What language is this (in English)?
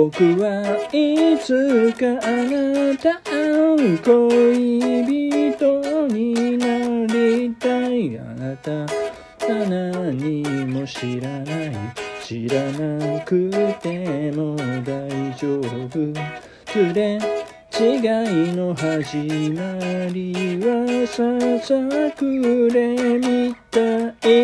Japanese